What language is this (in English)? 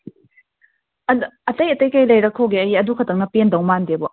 Manipuri